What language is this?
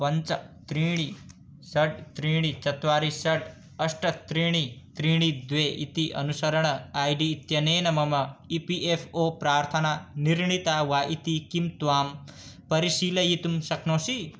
Sanskrit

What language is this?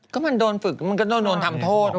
Thai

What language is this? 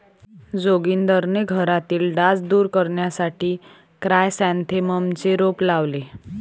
Marathi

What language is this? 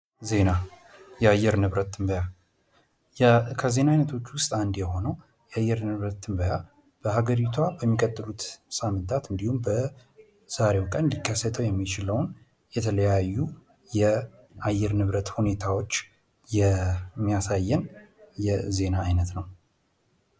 Amharic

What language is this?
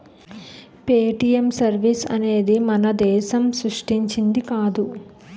Telugu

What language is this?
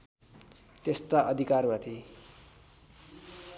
Nepali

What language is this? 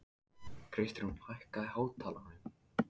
Icelandic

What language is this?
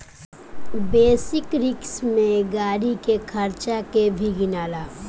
Bhojpuri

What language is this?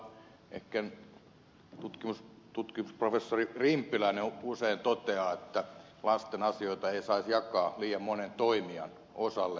Finnish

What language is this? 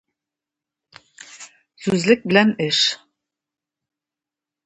Tatar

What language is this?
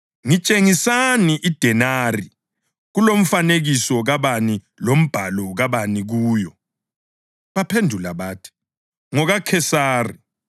North Ndebele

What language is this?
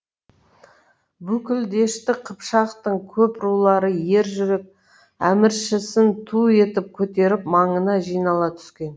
Kazakh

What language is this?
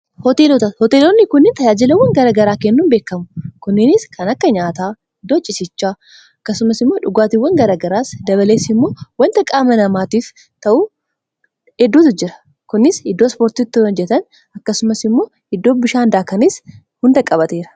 Oromo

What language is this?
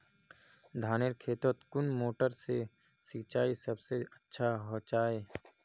Magahi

